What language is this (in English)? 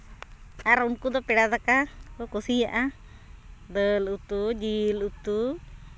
Santali